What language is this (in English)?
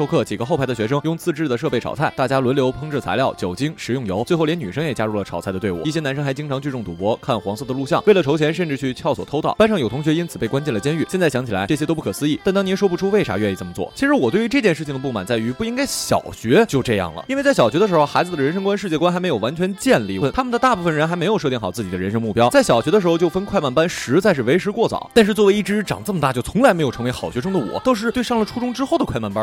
Chinese